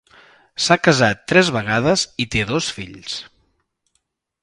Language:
Catalan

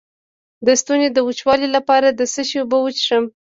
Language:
Pashto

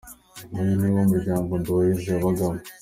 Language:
Kinyarwanda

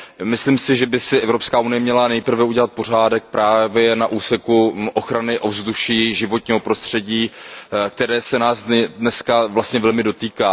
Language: Czech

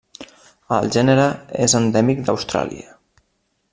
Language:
Catalan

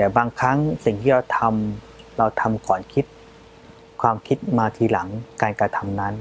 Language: Thai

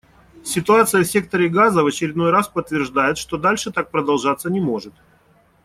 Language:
Russian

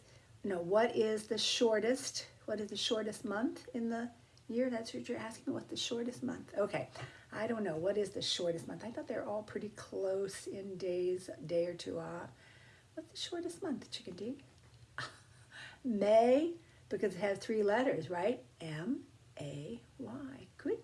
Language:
English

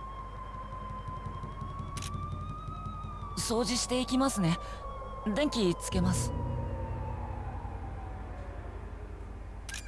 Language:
Indonesian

